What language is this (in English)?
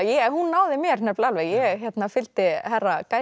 Icelandic